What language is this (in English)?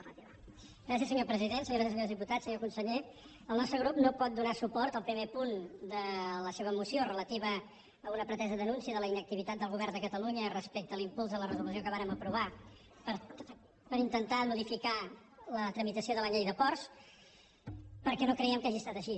Catalan